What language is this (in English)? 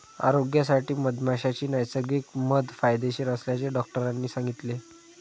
Marathi